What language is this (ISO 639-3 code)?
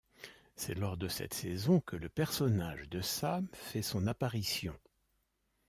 fra